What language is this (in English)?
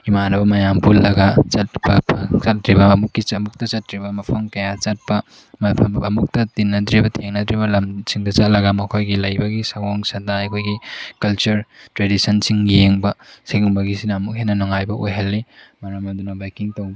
Manipuri